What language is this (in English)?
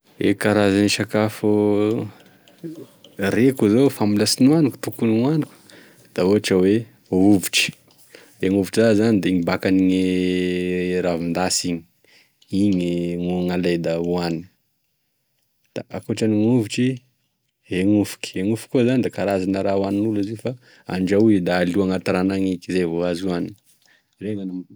Tesaka Malagasy